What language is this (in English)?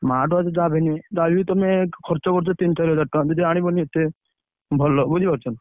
Odia